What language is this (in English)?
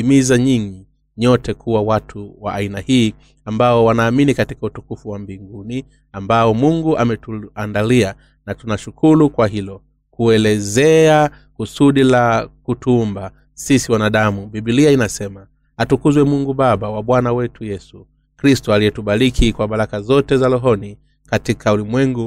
Swahili